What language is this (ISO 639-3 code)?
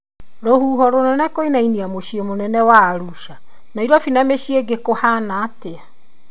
kik